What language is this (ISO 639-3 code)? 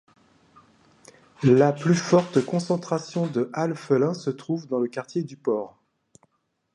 fra